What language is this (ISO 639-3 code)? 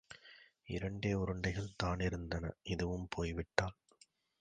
tam